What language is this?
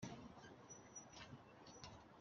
Kinyarwanda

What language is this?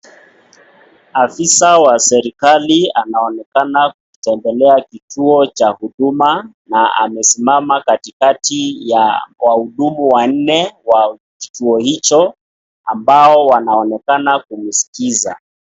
Swahili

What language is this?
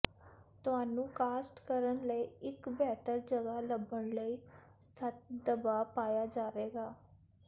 Punjabi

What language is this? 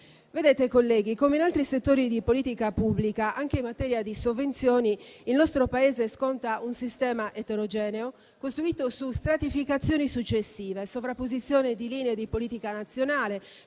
Italian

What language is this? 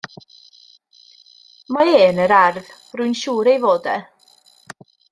Welsh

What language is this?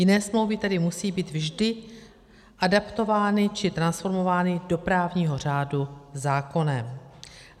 Czech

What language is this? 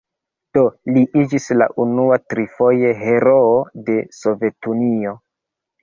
Esperanto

